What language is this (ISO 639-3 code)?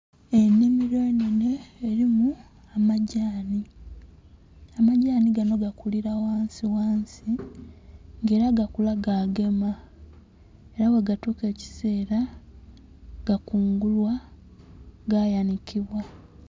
xog